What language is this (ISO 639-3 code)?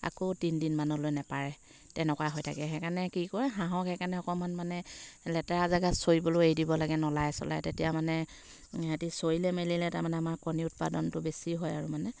asm